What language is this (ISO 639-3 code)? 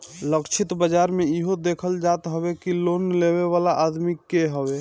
bho